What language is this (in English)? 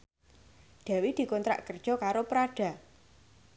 Javanese